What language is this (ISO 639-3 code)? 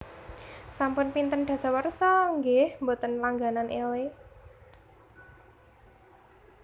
jav